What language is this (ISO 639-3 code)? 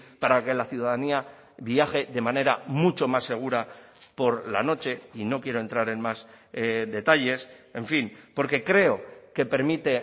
spa